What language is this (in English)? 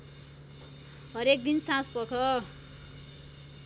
Nepali